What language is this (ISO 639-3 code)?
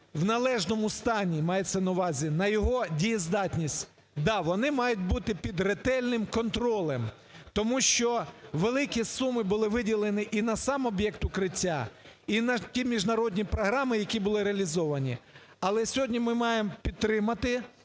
ukr